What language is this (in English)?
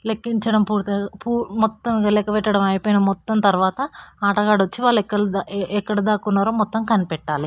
Telugu